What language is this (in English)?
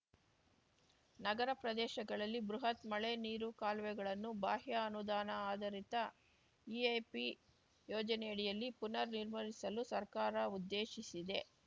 Kannada